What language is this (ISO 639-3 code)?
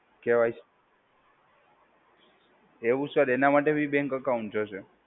guj